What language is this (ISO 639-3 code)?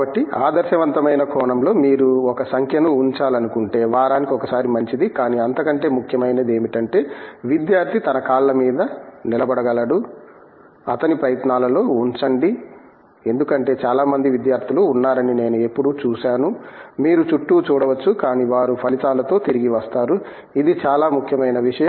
tel